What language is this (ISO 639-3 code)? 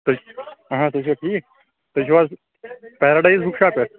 kas